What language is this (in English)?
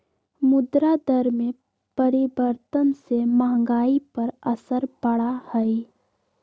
Magahi